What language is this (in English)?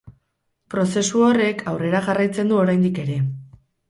Basque